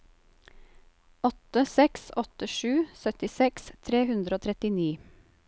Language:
Norwegian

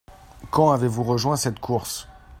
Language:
French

